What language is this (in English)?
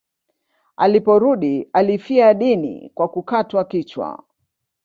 Swahili